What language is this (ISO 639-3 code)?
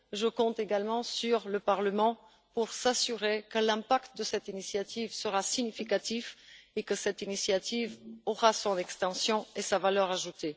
fra